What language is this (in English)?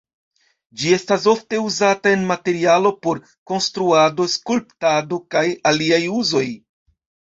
Esperanto